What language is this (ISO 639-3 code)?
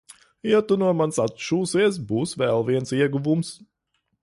lav